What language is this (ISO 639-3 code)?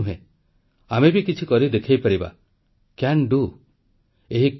ori